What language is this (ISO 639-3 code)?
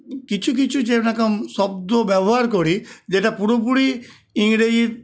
ben